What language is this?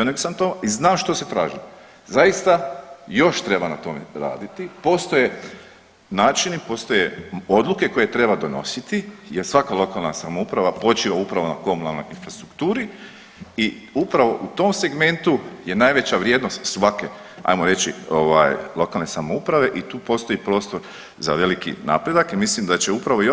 Croatian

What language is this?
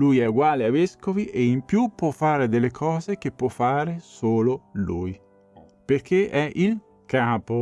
Italian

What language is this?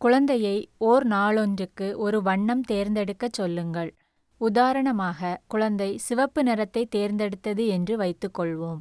Tamil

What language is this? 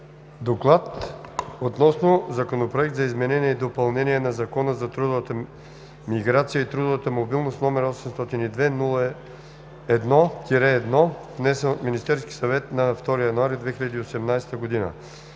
Bulgarian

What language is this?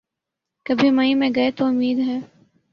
Urdu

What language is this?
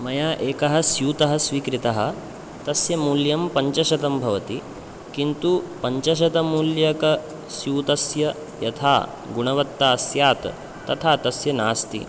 Sanskrit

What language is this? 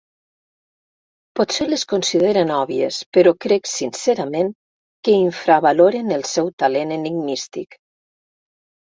Catalan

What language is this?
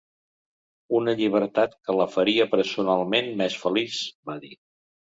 Catalan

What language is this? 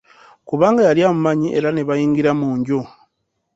Ganda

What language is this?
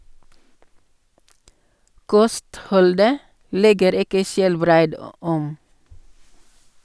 Norwegian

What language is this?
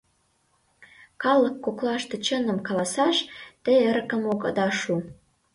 Mari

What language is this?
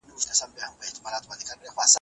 Pashto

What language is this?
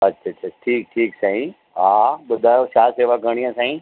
Sindhi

